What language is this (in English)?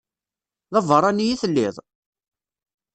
Kabyle